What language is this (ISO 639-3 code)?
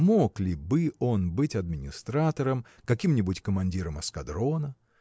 rus